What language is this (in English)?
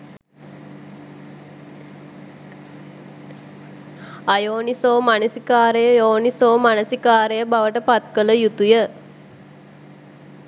Sinhala